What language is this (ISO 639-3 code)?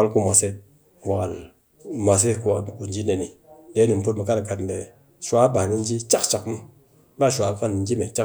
cky